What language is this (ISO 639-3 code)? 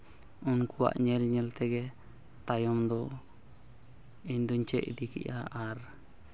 sat